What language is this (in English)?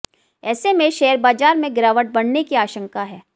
Hindi